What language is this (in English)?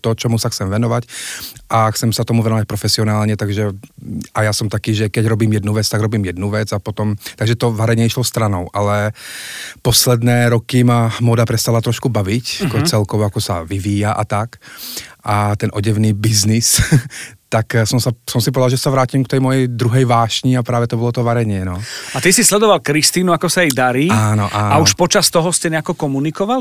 Slovak